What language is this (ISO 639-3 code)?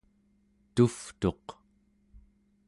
esu